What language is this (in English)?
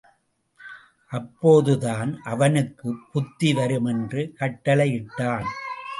Tamil